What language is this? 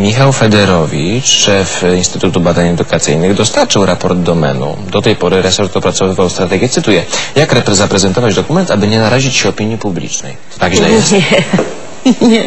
Polish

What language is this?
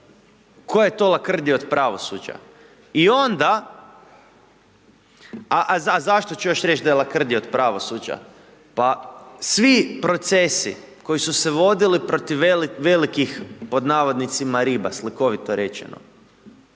Croatian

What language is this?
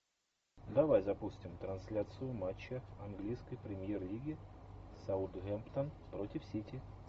Russian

